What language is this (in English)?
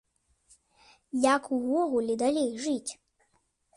Belarusian